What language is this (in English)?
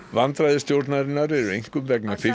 Icelandic